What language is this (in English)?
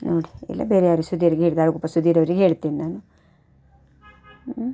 Kannada